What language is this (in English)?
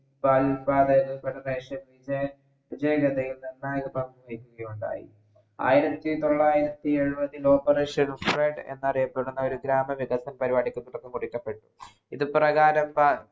Malayalam